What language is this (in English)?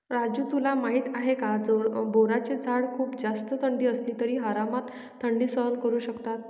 Marathi